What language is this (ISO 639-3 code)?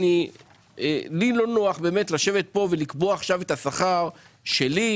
heb